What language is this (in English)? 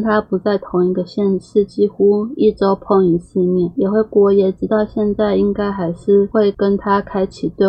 Chinese